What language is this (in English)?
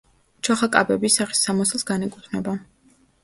Georgian